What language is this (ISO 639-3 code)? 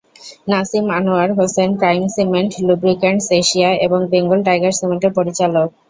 ben